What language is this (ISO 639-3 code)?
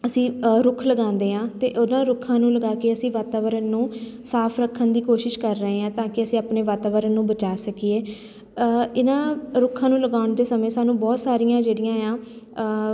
pan